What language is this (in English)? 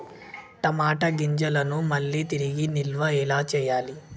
Telugu